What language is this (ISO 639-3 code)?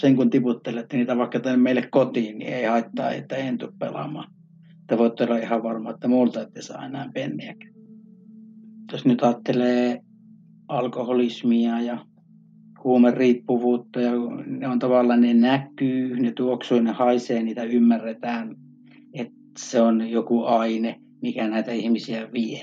fin